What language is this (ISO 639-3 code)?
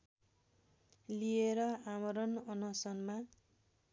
nep